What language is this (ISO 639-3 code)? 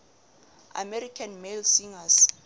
sot